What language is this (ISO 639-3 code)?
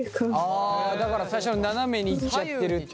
jpn